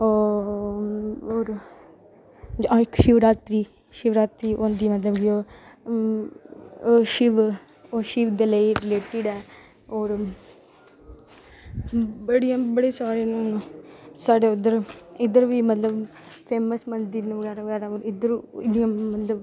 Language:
Dogri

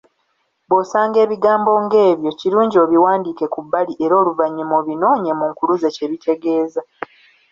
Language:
Ganda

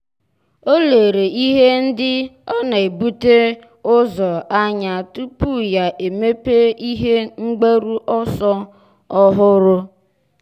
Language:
Igbo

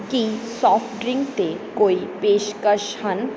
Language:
Punjabi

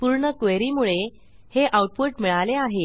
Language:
Marathi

